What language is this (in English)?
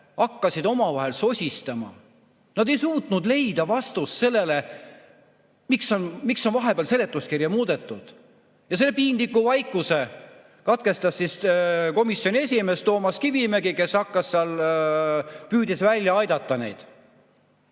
Estonian